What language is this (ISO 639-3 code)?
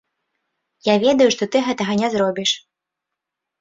bel